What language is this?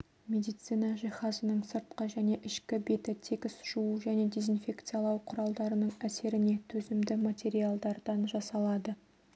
Kazakh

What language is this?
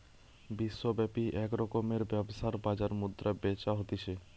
Bangla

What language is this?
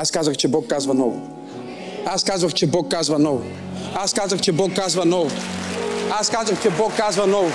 Bulgarian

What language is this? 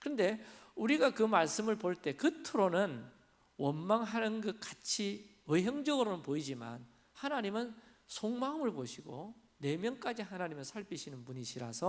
Korean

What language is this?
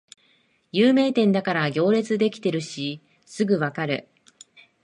Japanese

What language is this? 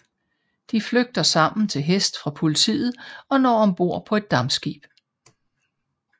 Danish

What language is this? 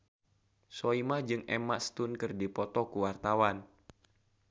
Sundanese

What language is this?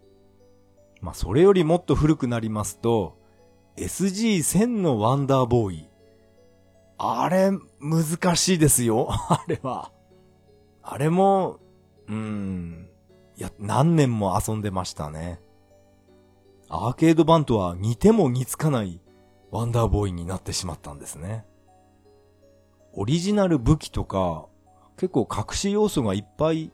Japanese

